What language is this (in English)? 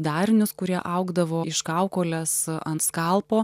Lithuanian